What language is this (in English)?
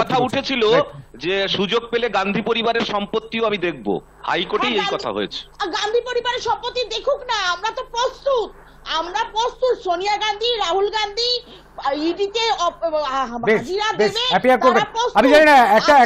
Romanian